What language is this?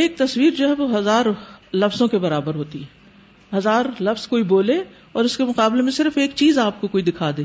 Urdu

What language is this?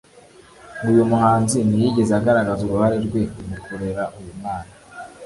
Kinyarwanda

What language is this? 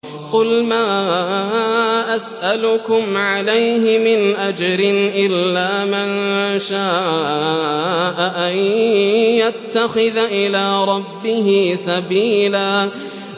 Arabic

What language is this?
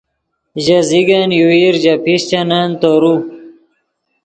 Yidgha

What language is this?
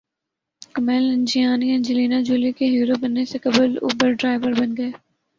Urdu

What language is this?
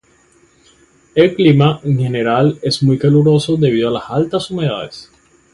Spanish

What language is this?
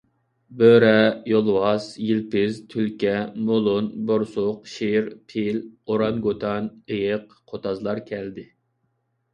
Uyghur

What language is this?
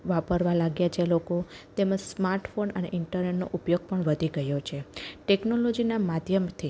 Gujarati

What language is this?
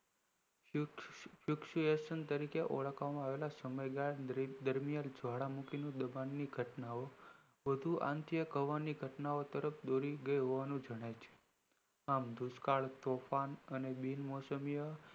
Gujarati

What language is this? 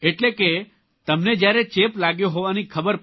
Gujarati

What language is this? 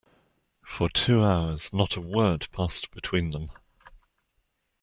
English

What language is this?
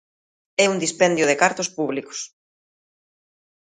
Galician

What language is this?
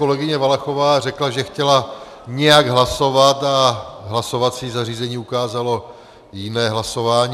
Czech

